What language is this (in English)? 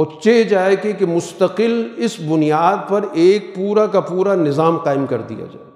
Urdu